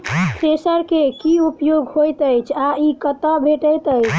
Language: Maithili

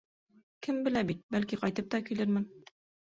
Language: Bashkir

